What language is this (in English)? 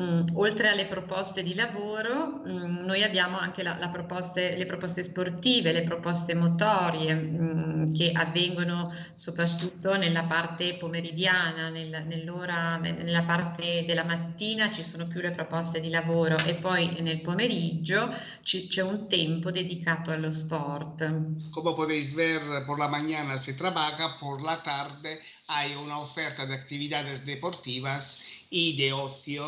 Italian